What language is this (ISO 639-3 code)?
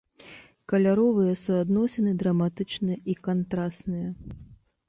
bel